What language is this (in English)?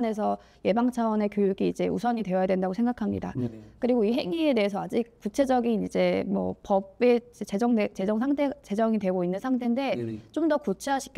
Korean